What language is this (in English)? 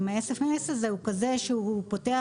Hebrew